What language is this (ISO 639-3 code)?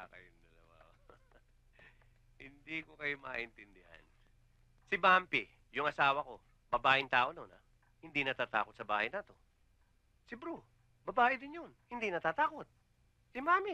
fil